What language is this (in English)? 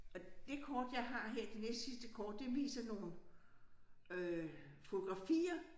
Danish